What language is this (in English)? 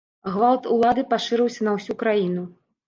Belarusian